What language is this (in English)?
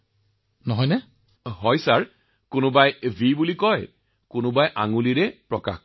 Assamese